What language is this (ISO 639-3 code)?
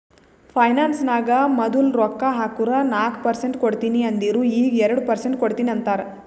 kan